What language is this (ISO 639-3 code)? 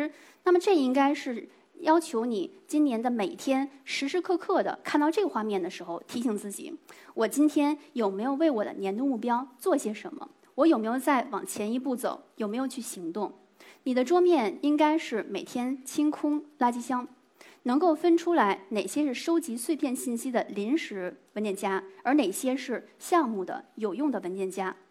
zho